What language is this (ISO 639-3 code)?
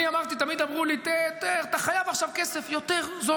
heb